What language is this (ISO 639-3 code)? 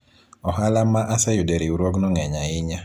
luo